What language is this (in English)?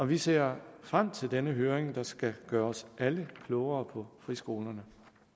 Danish